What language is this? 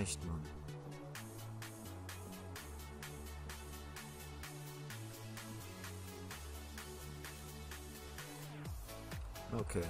German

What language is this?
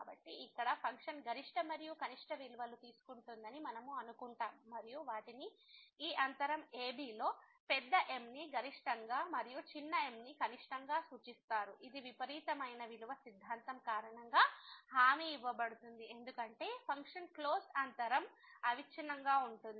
Telugu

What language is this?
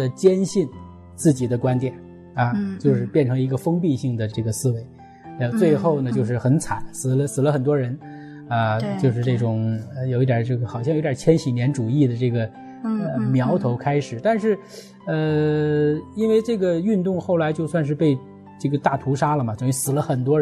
Chinese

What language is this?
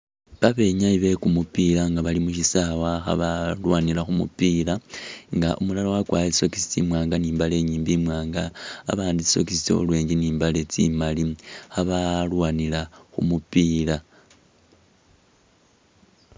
Masaaba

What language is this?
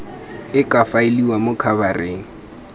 Tswana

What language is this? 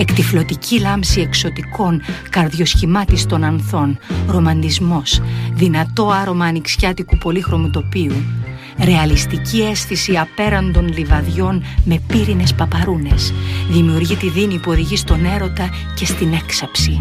Greek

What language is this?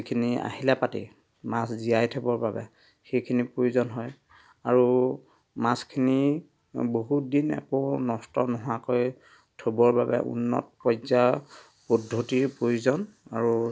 Assamese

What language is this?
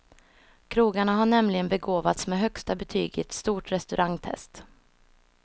Swedish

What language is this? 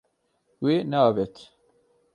Kurdish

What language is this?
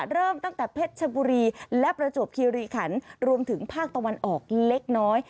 Thai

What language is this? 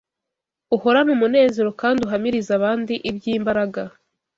Kinyarwanda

